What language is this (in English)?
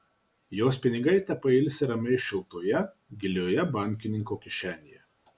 Lithuanian